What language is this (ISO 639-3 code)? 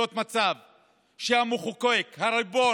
heb